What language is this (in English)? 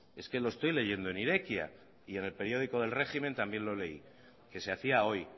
Spanish